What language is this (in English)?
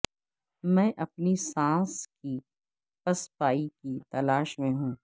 Urdu